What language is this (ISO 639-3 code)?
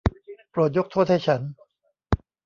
tha